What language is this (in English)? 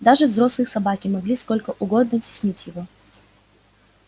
Russian